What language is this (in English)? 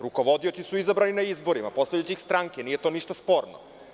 Serbian